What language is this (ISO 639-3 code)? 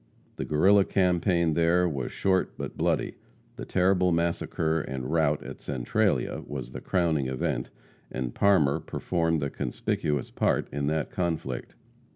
eng